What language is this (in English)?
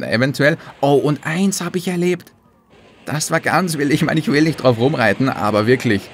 German